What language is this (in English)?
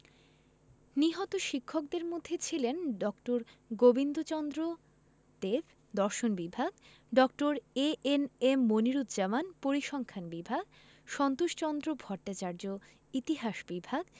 Bangla